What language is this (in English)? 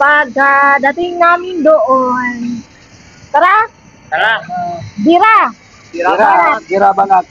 Filipino